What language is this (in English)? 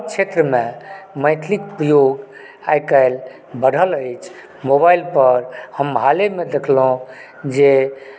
Maithili